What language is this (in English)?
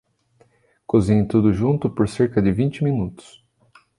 Portuguese